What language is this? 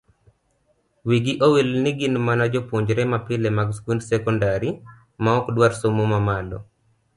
Luo (Kenya and Tanzania)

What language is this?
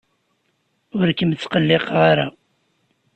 Kabyle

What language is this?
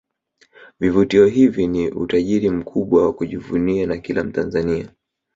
Swahili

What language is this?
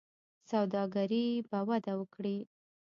Pashto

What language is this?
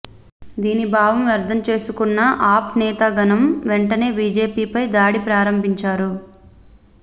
Telugu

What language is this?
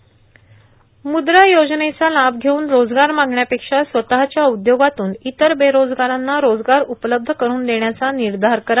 Marathi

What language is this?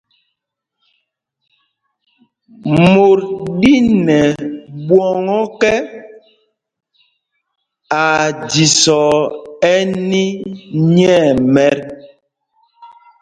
Mpumpong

